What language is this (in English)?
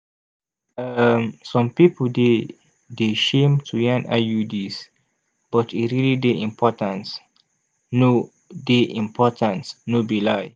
Nigerian Pidgin